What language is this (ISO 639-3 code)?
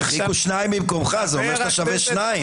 heb